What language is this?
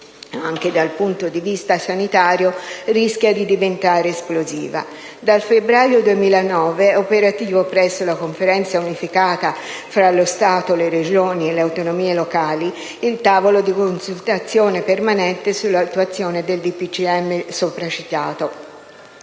Italian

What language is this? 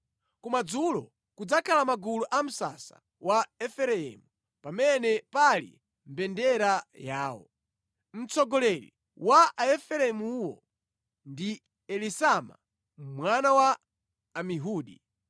Nyanja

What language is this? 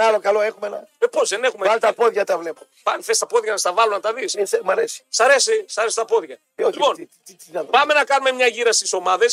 Greek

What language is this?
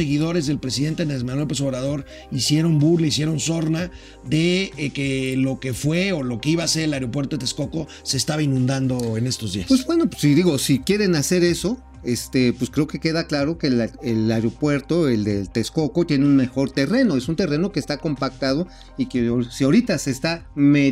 Spanish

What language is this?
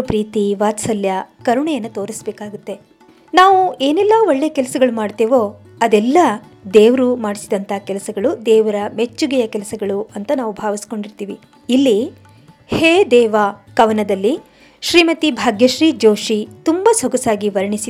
Kannada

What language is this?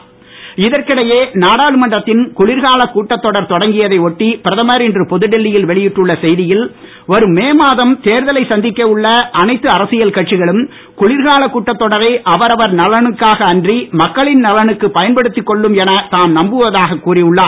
Tamil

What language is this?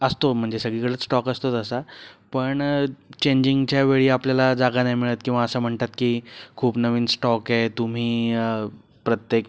Marathi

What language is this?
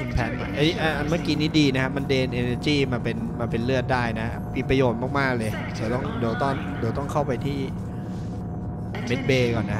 Thai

